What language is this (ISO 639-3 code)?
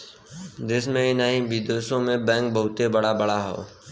bho